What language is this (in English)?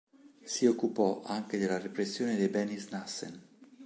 Italian